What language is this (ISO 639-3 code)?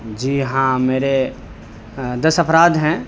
urd